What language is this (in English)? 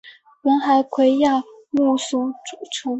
Chinese